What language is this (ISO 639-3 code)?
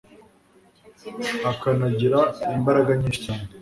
kin